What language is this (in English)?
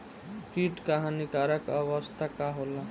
Bhojpuri